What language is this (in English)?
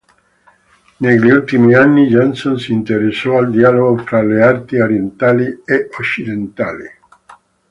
Italian